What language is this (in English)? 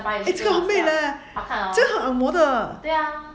English